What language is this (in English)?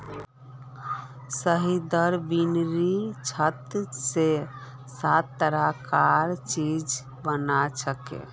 Magahi